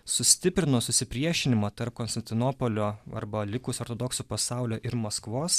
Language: Lithuanian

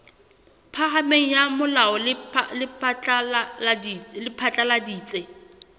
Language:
Southern Sotho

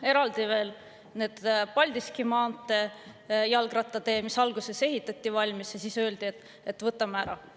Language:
Estonian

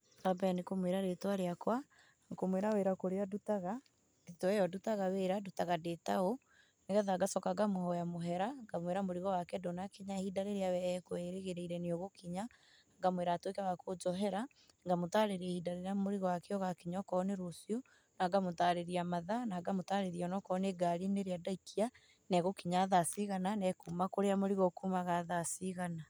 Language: Kikuyu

